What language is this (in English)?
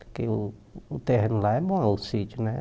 Portuguese